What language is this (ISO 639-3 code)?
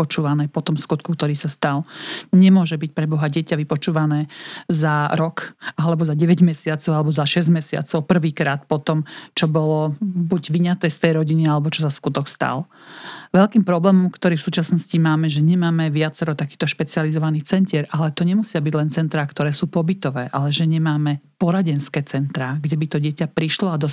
slk